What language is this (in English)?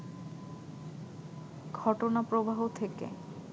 Bangla